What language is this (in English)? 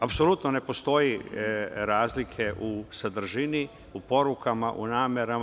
Serbian